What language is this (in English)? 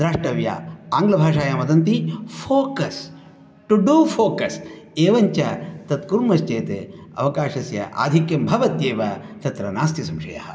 Sanskrit